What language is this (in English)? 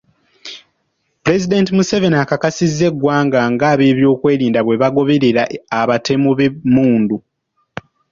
Ganda